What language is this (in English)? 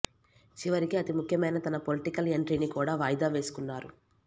Telugu